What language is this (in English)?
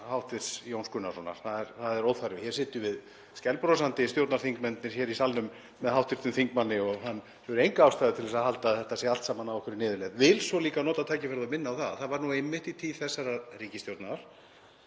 Icelandic